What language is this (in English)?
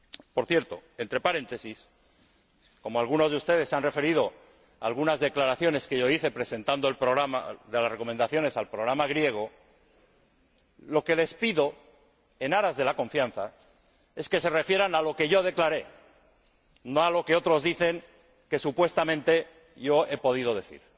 Spanish